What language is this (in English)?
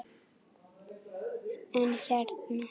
Icelandic